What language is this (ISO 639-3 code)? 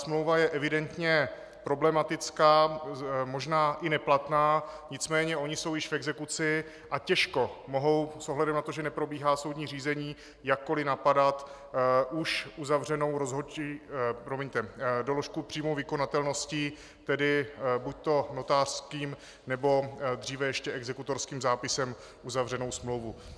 ces